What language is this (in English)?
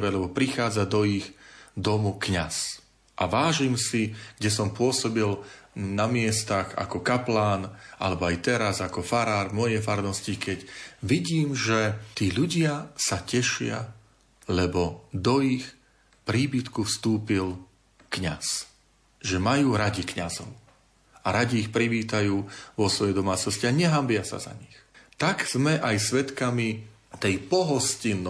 Slovak